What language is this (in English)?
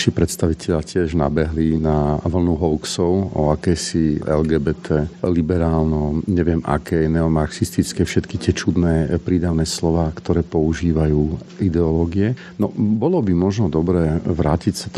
Slovak